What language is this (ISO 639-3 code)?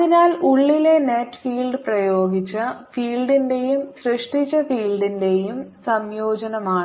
mal